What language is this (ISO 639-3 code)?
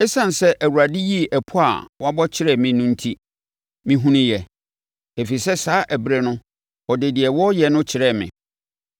aka